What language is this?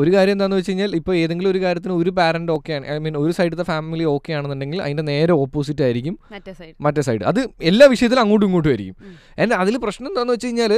Malayalam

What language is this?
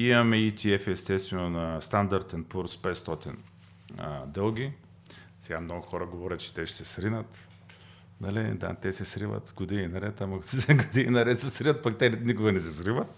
Bulgarian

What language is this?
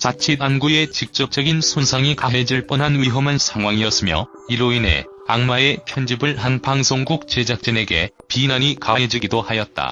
Korean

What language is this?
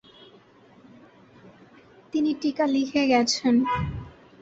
Bangla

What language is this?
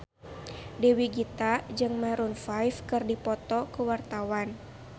Sundanese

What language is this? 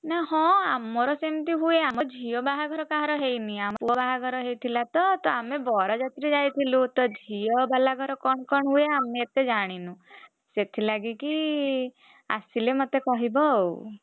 Odia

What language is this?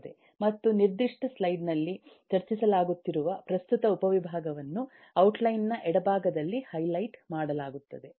Kannada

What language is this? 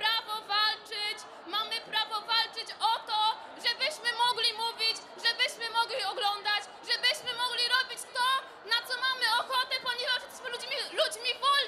Polish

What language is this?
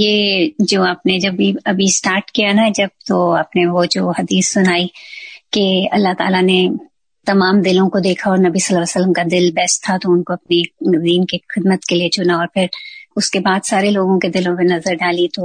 Urdu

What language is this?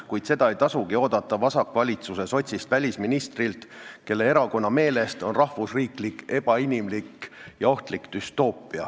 Estonian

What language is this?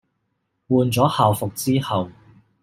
Cantonese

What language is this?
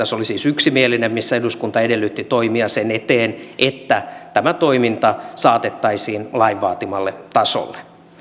Finnish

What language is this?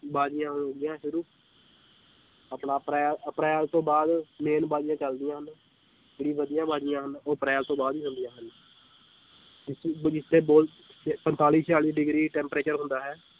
Punjabi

